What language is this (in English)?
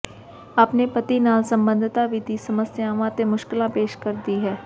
Punjabi